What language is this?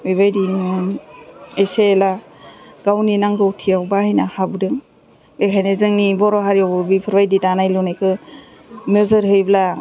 Bodo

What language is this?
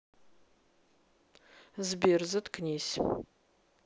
Russian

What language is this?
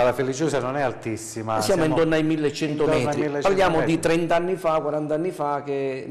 Italian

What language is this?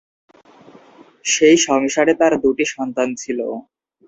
Bangla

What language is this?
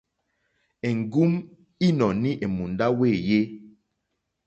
Mokpwe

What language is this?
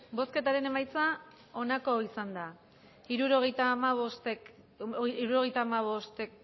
Basque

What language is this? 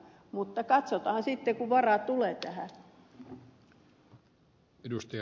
Finnish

